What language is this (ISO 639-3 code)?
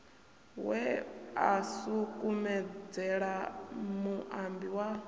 ven